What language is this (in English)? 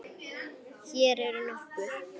Icelandic